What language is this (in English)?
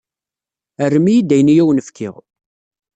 Kabyle